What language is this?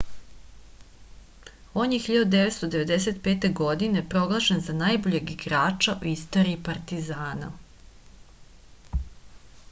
Serbian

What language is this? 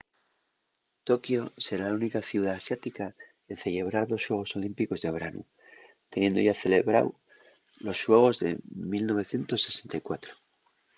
Asturian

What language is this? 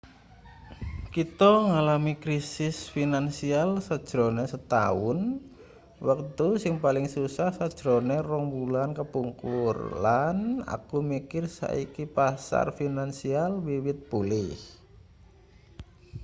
Javanese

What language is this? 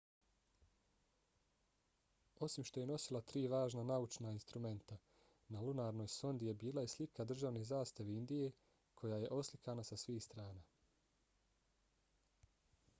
Bosnian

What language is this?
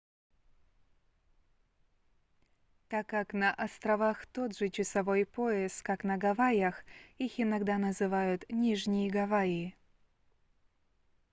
Russian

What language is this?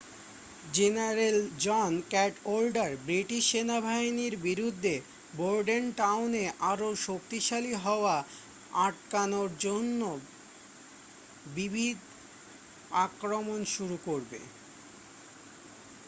Bangla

